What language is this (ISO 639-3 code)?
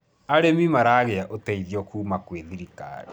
kik